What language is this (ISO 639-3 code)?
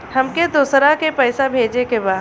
bho